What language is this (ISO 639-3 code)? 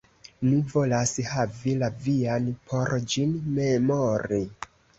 epo